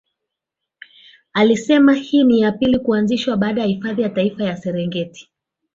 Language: Swahili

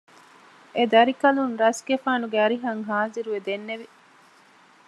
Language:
Divehi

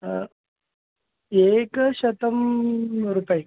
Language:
Sanskrit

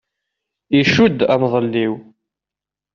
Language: Kabyle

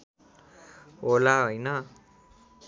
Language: Nepali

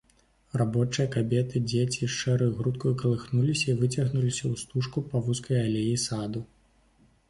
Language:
Belarusian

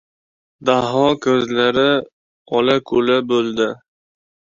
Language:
Uzbek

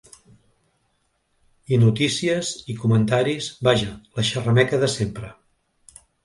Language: Catalan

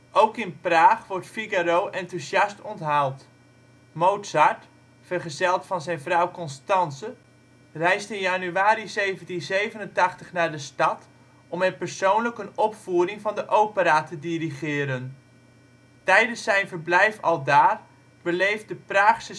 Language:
Dutch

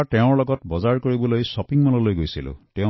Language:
Assamese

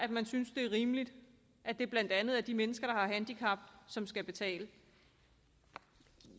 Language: Danish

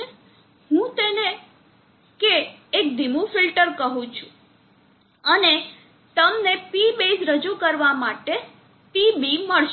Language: Gujarati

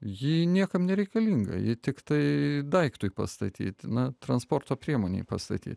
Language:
Lithuanian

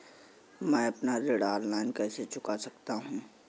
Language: Hindi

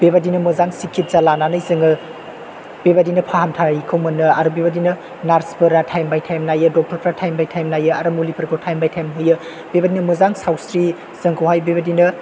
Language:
Bodo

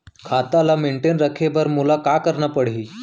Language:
Chhattisgarhi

